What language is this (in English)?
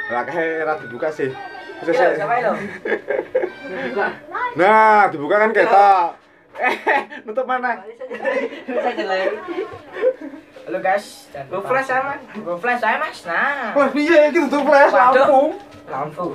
Indonesian